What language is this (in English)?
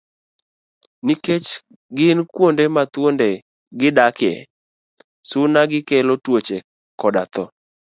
Luo (Kenya and Tanzania)